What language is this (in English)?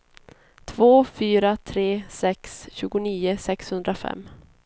Swedish